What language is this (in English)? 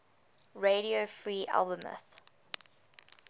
English